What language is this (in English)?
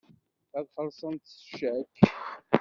Kabyle